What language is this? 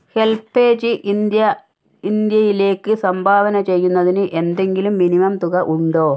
Malayalam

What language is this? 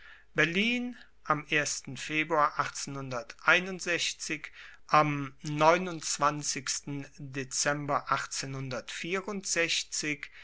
German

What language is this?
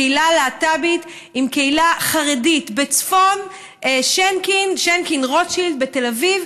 Hebrew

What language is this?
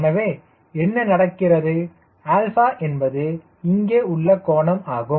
Tamil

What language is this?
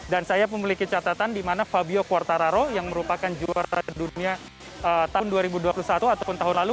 Indonesian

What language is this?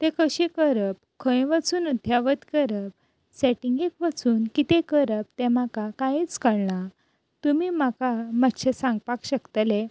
Konkani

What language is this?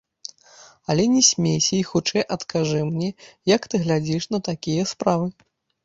Belarusian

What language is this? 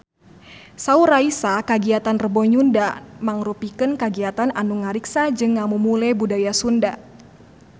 Sundanese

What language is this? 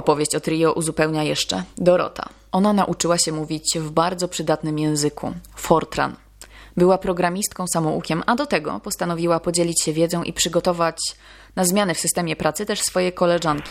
Polish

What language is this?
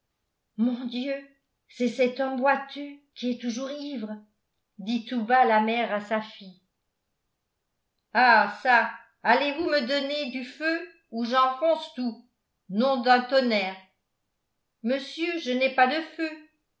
French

